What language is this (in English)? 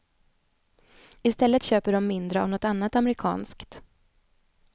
Swedish